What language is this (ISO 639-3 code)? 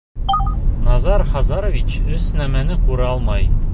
bak